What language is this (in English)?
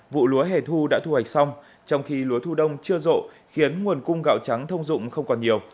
Vietnamese